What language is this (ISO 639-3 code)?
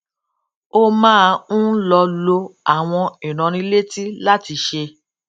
yor